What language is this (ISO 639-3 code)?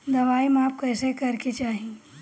bho